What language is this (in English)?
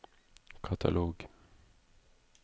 Norwegian